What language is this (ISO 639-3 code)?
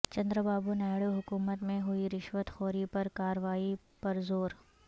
urd